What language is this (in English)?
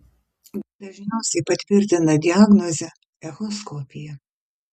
Lithuanian